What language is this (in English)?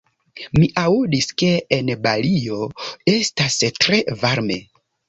Esperanto